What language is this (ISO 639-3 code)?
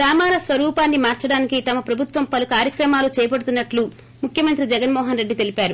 tel